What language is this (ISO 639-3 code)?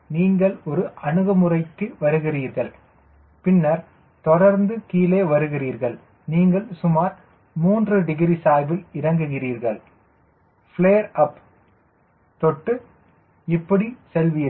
tam